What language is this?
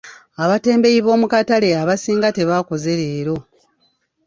Ganda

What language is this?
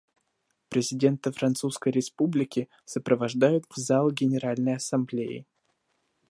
Russian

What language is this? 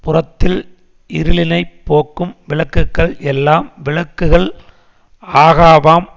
Tamil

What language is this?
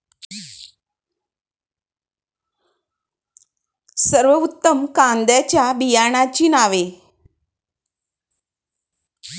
Marathi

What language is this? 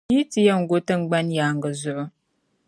Dagbani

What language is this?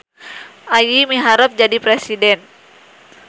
Sundanese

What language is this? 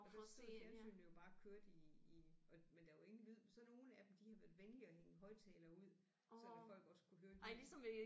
Danish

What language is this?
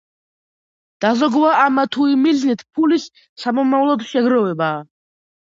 Georgian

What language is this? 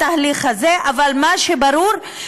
Hebrew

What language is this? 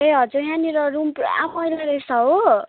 Nepali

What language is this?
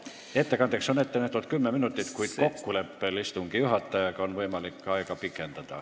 Estonian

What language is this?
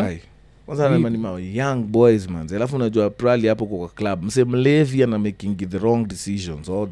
Swahili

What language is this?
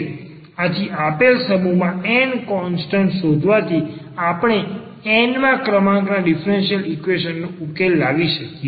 Gujarati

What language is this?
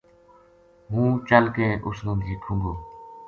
Gujari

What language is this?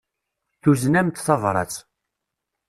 Kabyle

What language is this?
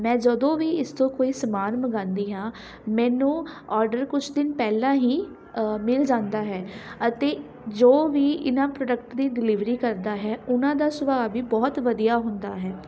Punjabi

